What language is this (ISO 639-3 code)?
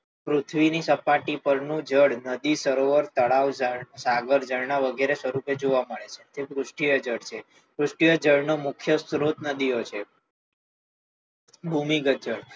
guj